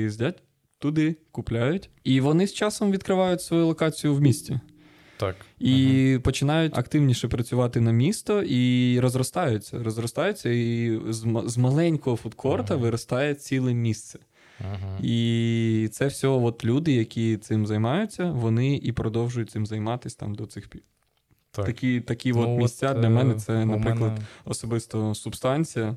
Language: Ukrainian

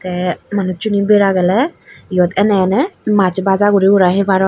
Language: Chakma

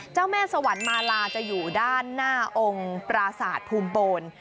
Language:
Thai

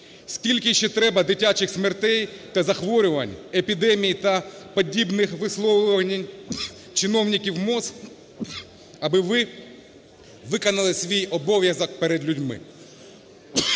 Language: Ukrainian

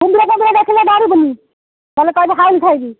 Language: Odia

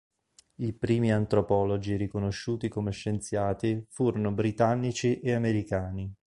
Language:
Italian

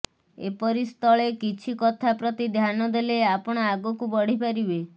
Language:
Odia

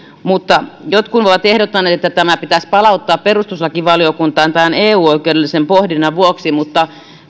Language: Finnish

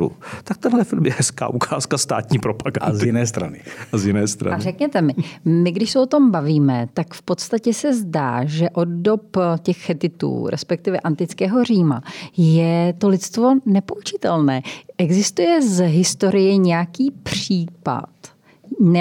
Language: Czech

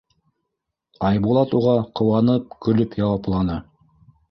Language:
Bashkir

